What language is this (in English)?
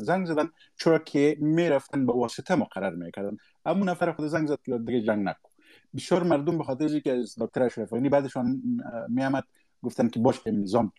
Persian